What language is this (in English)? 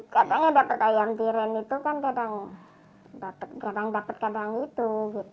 Indonesian